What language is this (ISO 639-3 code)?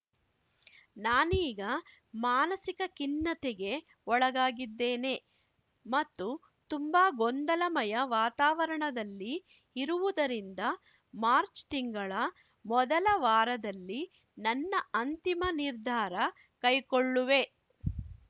kan